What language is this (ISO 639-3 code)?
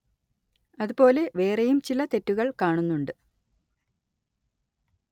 mal